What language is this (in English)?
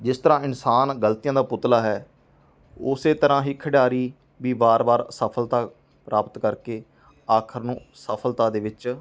Punjabi